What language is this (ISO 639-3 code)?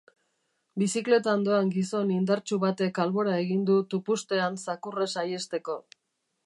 eus